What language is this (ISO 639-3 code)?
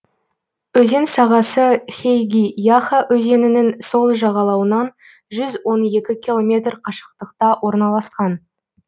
kaz